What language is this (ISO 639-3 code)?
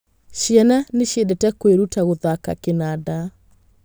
kik